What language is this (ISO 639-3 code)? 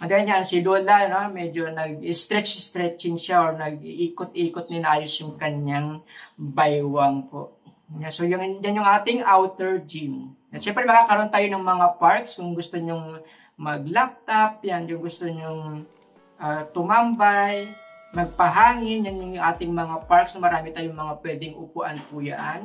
fil